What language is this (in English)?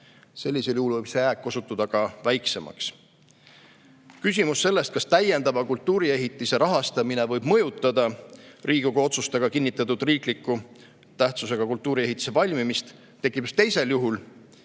Estonian